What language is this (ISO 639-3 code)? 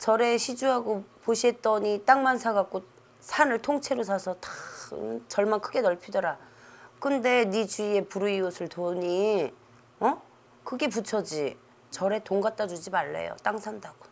kor